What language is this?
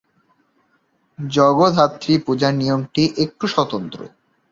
Bangla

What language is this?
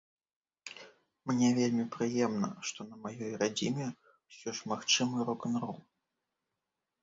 Belarusian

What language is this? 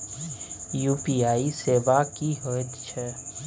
Maithili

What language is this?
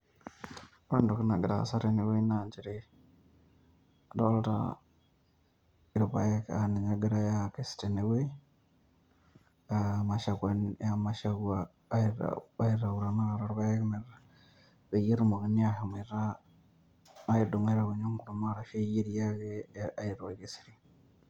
Masai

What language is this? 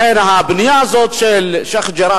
Hebrew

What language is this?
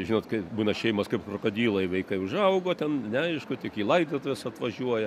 Lithuanian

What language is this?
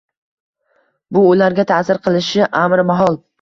Uzbek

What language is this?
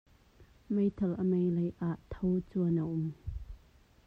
Hakha Chin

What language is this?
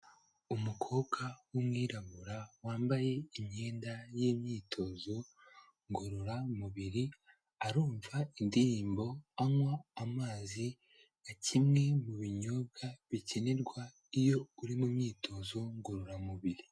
Kinyarwanda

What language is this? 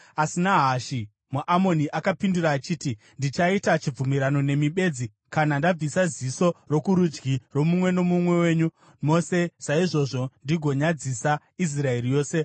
Shona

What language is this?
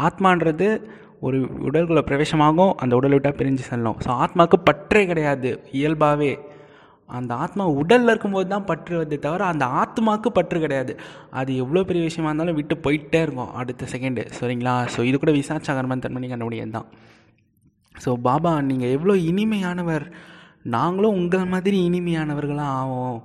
Tamil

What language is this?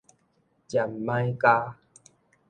Min Nan Chinese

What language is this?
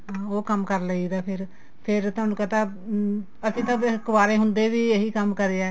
Punjabi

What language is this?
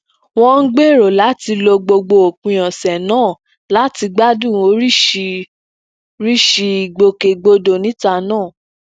Yoruba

